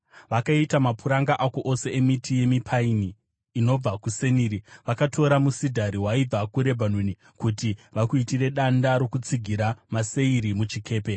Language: Shona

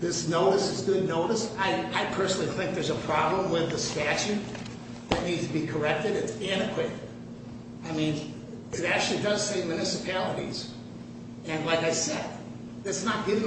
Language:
English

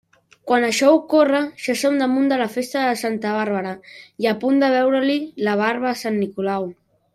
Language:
Catalan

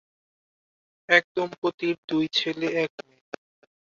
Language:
Bangla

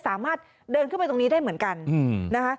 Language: Thai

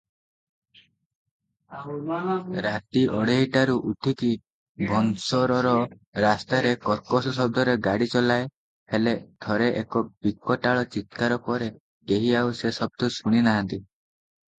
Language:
Odia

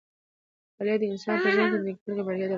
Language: Pashto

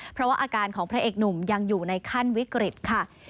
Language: Thai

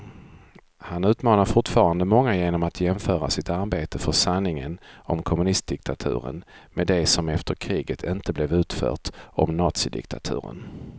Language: Swedish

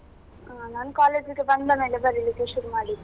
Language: Kannada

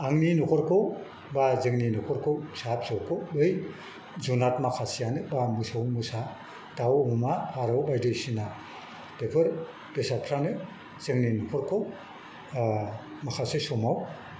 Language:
Bodo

